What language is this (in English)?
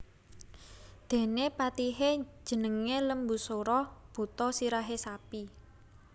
Javanese